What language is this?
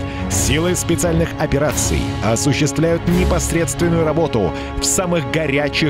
Russian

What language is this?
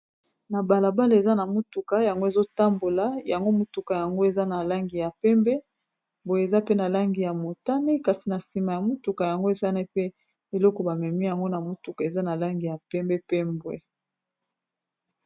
Lingala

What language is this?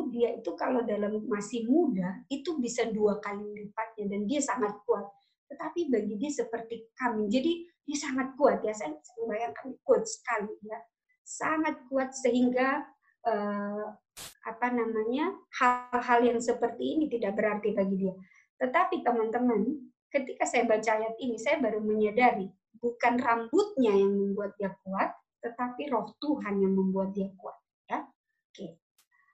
Indonesian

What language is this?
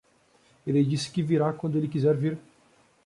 Portuguese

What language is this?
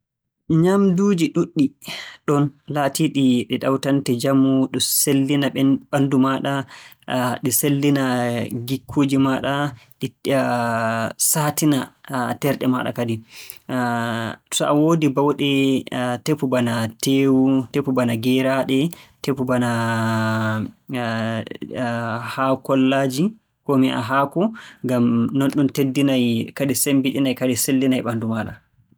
Borgu Fulfulde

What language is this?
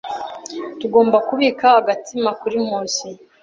Kinyarwanda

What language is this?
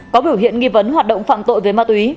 Vietnamese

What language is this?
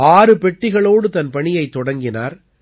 Tamil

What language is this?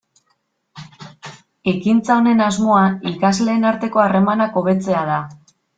Basque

